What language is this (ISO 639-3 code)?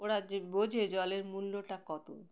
ben